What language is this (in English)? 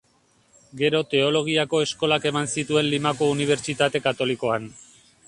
Basque